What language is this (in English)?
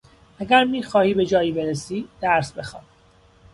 Persian